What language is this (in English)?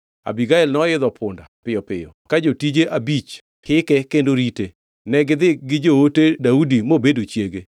Luo (Kenya and Tanzania)